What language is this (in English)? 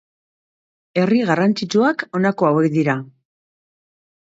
Basque